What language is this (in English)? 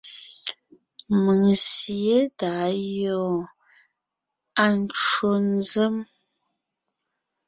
Ngiemboon